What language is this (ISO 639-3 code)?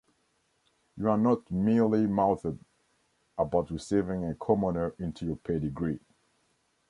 eng